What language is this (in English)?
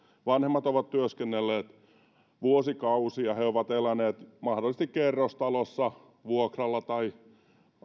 Finnish